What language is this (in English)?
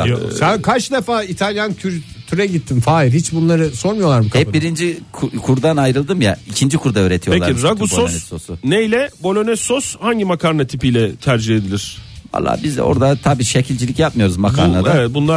Turkish